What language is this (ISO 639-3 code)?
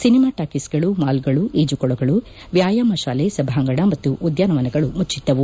kan